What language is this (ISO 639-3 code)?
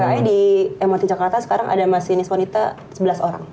ind